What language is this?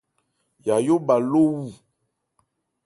Ebrié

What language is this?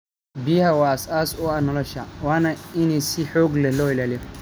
Somali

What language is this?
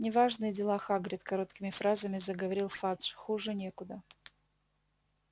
Russian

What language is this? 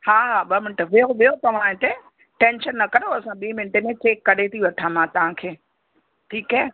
Sindhi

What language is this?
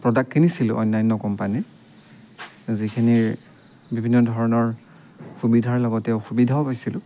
Assamese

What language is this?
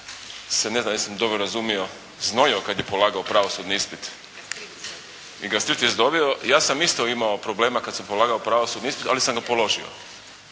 Croatian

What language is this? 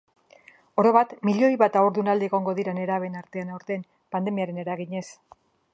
Basque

